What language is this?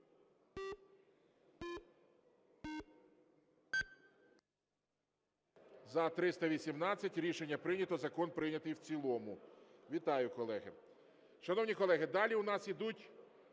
Ukrainian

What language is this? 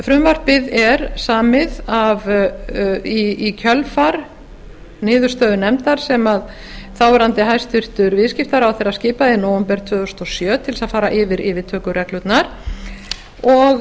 Icelandic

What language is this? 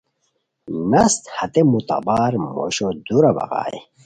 Khowar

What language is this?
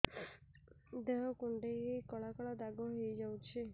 Odia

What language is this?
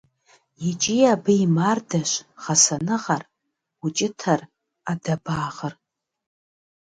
Kabardian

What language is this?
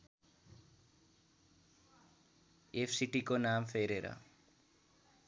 Nepali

